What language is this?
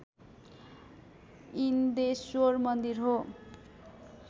Nepali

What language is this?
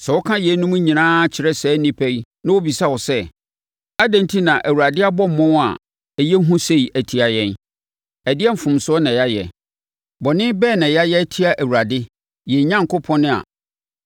Akan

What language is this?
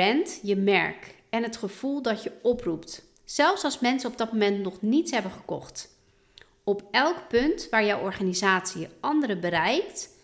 Dutch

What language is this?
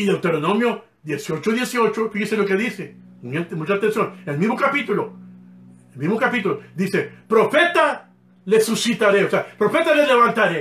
Spanish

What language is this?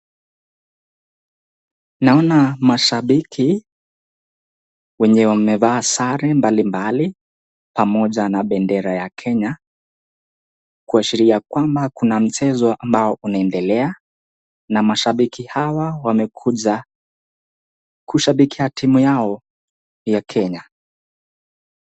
Swahili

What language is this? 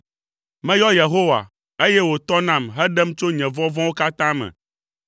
Ewe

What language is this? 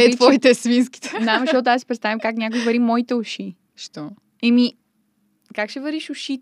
Bulgarian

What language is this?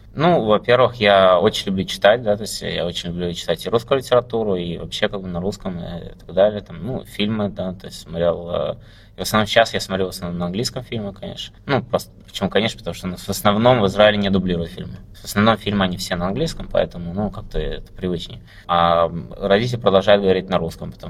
Russian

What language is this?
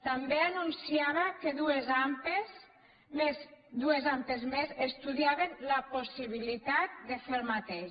Catalan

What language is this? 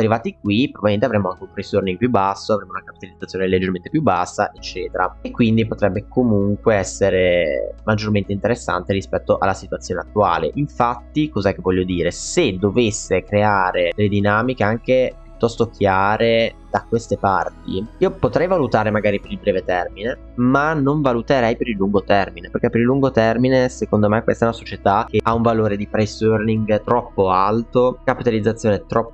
Italian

